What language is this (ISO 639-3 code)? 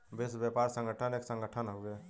bho